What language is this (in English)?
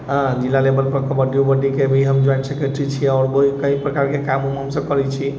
Maithili